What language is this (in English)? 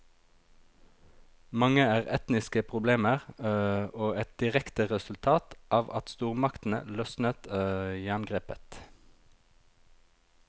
Norwegian